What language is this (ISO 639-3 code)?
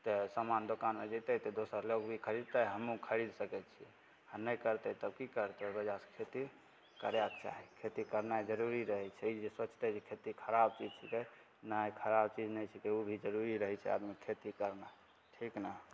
mai